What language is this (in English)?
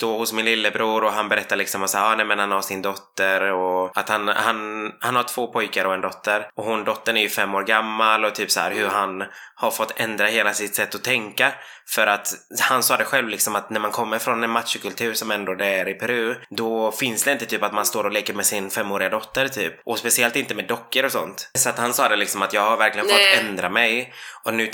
Swedish